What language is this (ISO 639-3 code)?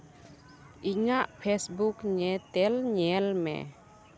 sat